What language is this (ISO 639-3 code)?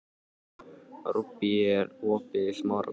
isl